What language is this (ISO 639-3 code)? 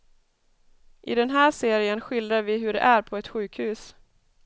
swe